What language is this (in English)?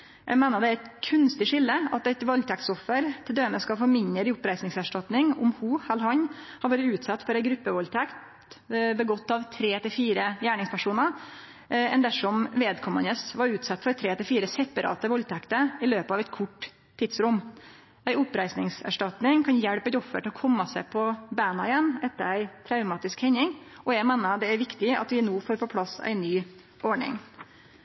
Norwegian Nynorsk